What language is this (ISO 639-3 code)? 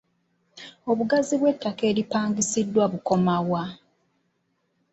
lug